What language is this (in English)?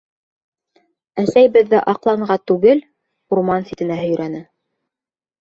Bashkir